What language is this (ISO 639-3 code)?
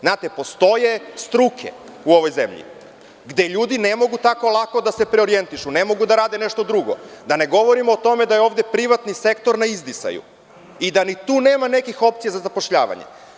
srp